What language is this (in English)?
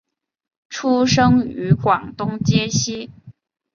Chinese